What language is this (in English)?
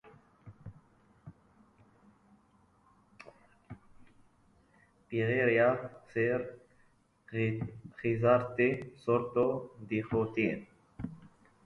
Basque